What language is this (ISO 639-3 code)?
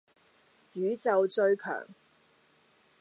yue